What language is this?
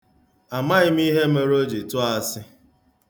Igbo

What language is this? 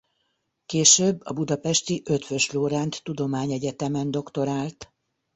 Hungarian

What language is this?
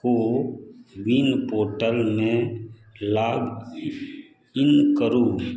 Maithili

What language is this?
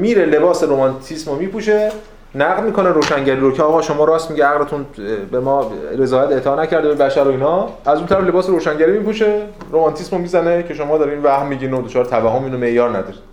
Persian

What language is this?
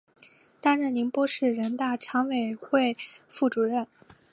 Chinese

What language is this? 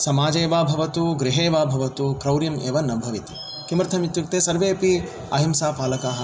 Sanskrit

